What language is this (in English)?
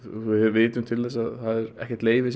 Icelandic